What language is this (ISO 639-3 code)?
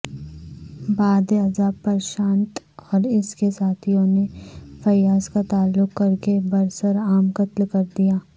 urd